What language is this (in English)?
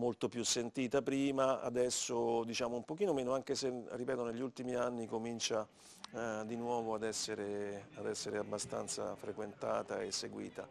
Italian